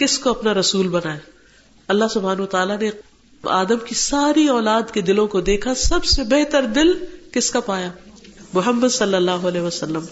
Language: Urdu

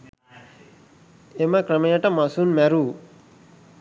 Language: Sinhala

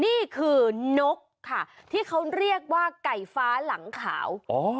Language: Thai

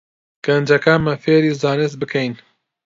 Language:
Central Kurdish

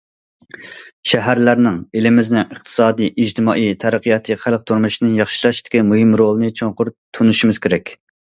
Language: Uyghur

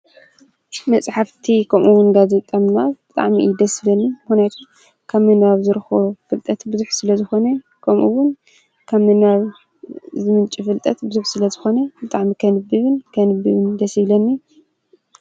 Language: Tigrinya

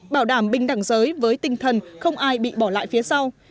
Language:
Vietnamese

